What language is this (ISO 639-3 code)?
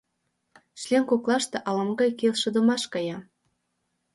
chm